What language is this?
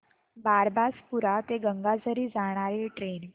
Marathi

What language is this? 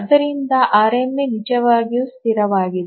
Kannada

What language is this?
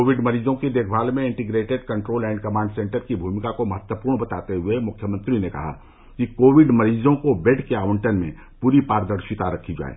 Hindi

